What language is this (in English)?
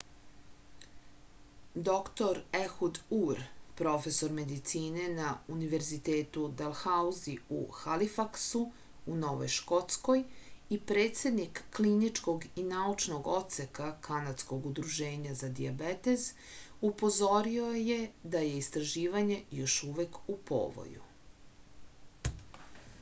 Serbian